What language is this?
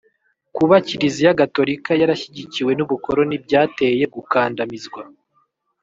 Kinyarwanda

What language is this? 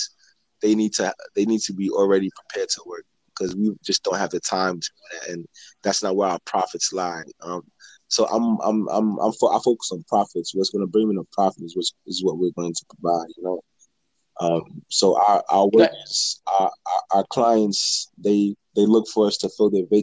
English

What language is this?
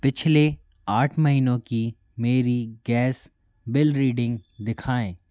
Hindi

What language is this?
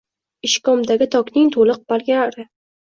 Uzbek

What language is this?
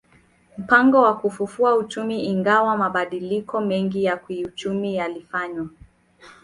Swahili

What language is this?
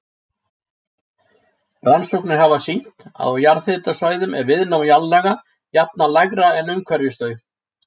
Icelandic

